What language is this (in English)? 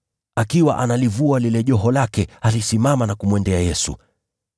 Swahili